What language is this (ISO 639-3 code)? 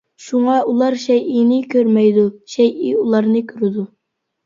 uig